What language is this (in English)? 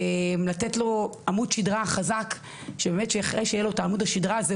Hebrew